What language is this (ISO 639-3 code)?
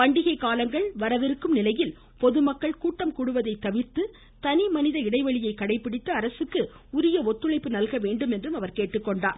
tam